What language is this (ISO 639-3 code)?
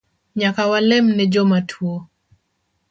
luo